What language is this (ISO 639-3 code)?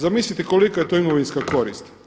hrv